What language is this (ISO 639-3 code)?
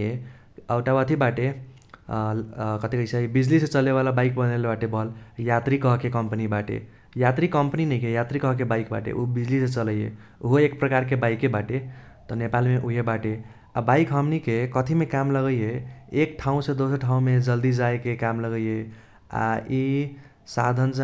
thq